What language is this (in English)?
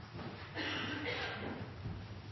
Norwegian Bokmål